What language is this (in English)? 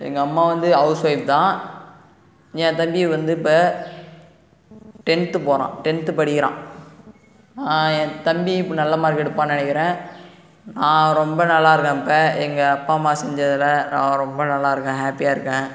Tamil